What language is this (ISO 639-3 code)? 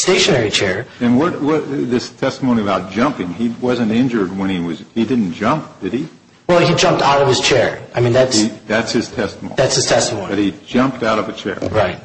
eng